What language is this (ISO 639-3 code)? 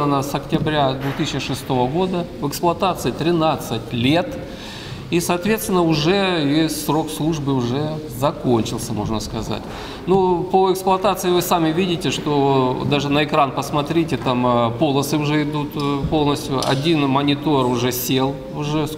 rus